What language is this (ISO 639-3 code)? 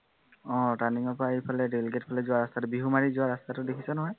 asm